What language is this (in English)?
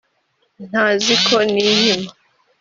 Kinyarwanda